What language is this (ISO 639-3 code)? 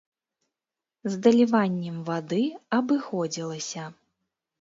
bel